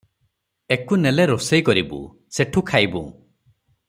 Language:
Odia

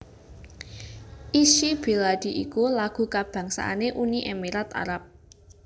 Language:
Javanese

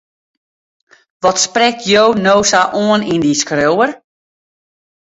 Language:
Western Frisian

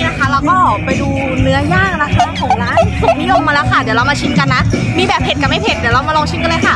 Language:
Thai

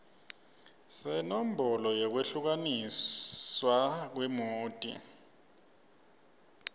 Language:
Swati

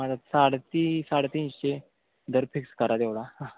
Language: Marathi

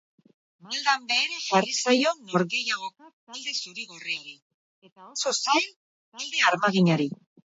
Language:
Basque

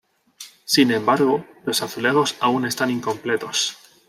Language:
Spanish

